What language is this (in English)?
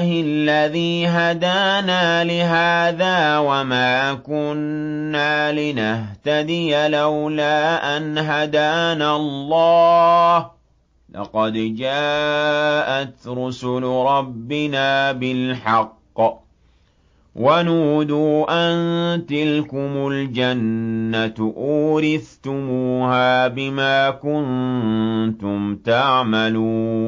Arabic